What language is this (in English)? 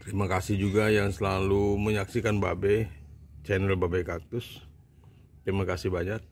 Indonesian